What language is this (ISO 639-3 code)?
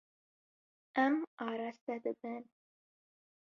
kur